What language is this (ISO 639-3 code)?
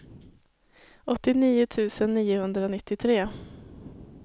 swe